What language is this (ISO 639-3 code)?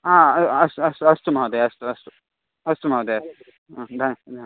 san